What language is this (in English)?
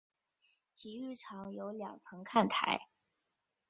Chinese